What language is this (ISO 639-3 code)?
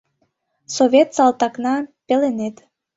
chm